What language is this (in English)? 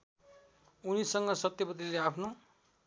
Nepali